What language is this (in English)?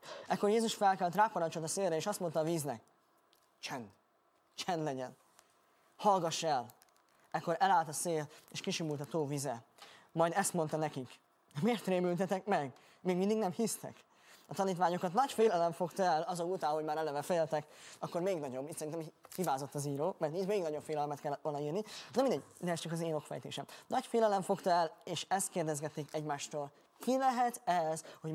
Hungarian